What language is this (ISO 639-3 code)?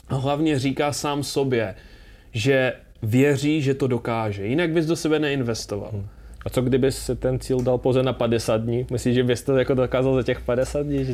ces